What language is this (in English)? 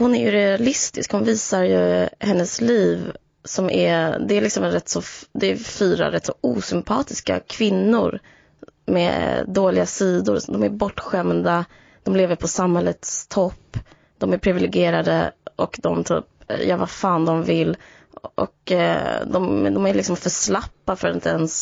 Swedish